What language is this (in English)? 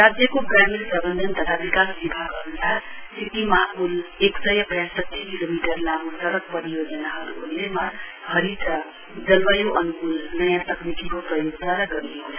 Nepali